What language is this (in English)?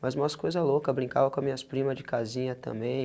Portuguese